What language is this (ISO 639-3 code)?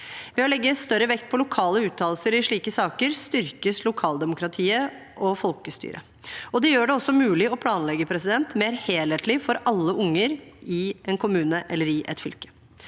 nor